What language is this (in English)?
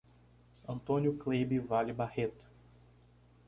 Portuguese